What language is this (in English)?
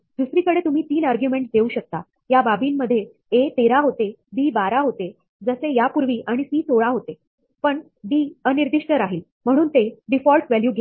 Marathi